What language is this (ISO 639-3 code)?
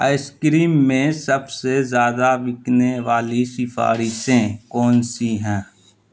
urd